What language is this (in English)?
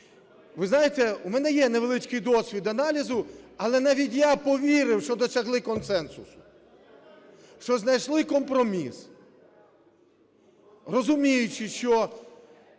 Ukrainian